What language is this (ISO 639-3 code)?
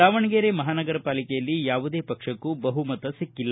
kan